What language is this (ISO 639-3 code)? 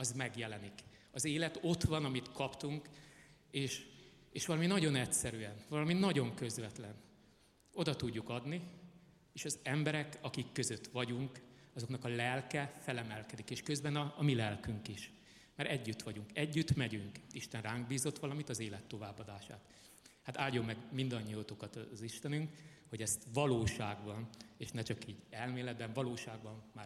hun